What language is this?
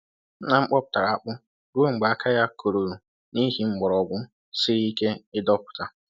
Igbo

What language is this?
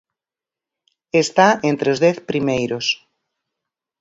Galician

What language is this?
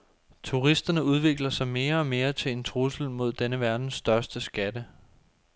Danish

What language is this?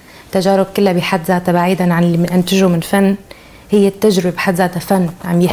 Arabic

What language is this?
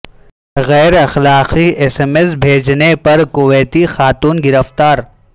Urdu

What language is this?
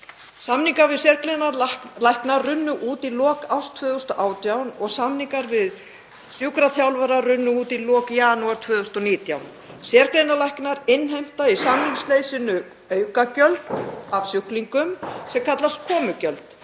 Icelandic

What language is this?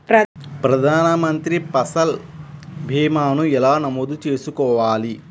Telugu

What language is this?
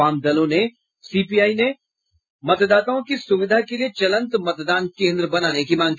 Hindi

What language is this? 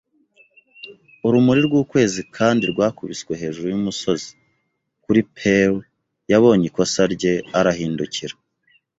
Kinyarwanda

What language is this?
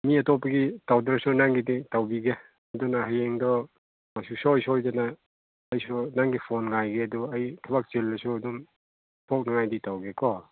Manipuri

